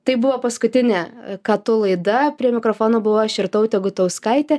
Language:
Lithuanian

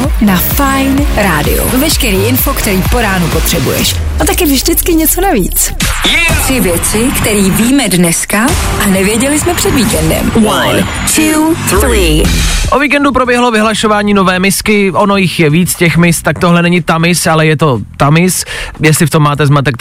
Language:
Czech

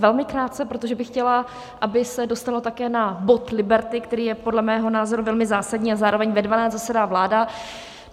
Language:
Czech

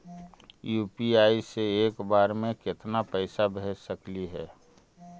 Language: Magahi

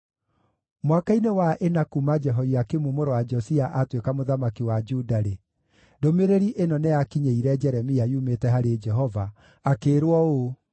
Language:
Kikuyu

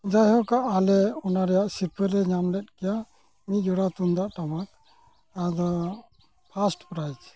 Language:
Santali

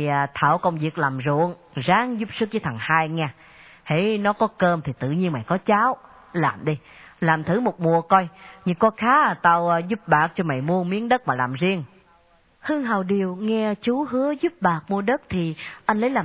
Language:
Vietnamese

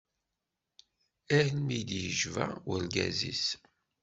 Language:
Kabyle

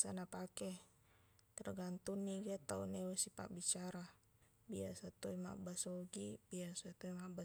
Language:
Buginese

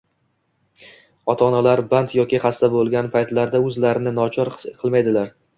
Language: Uzbek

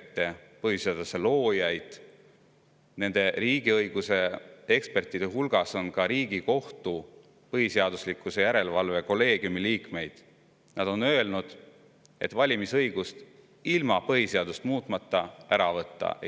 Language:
Estonian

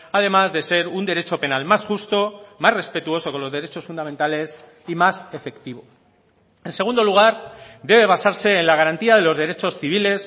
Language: Spanish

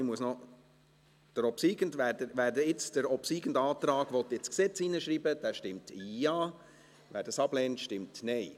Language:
Swiss German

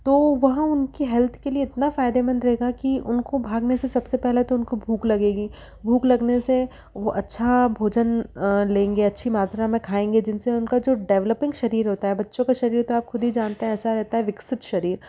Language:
Hindi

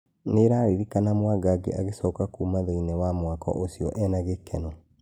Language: Kikuyu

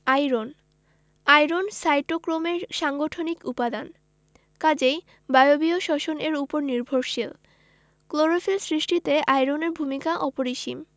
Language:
Bangla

